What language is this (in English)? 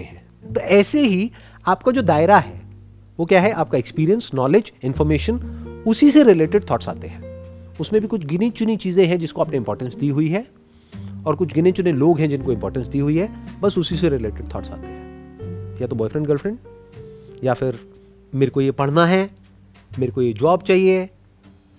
Hindi